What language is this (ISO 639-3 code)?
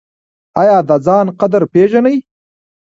pus